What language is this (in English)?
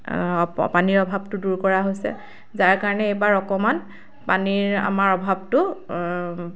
Assamese